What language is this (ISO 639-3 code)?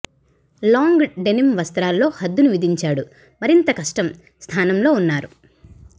tel